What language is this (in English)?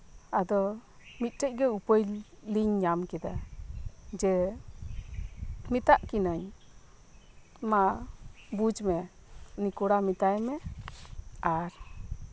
Santali